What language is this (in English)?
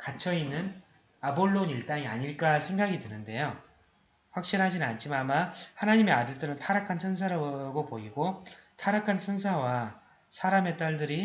Korean